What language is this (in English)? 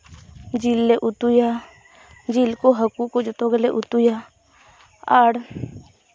Santali